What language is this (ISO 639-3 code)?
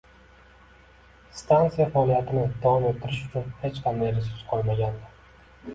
uzb